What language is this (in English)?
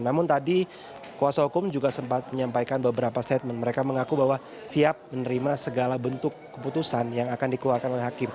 Indonesian